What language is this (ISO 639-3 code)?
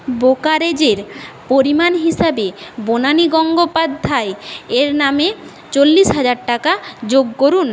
ben